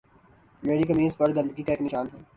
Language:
Urdu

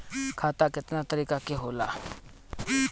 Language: Bhojpuri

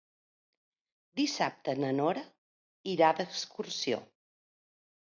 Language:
Catalan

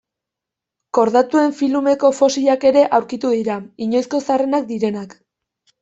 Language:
Basque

